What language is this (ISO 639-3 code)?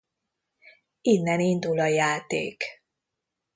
hun